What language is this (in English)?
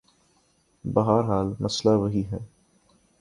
Urdu